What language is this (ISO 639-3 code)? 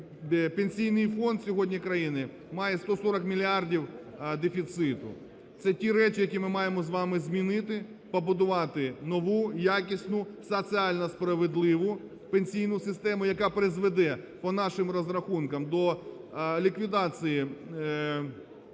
ukr